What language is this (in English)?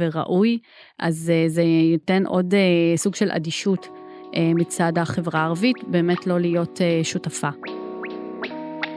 Hebrew